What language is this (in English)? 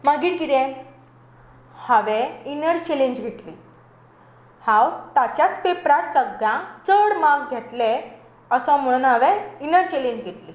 Konkani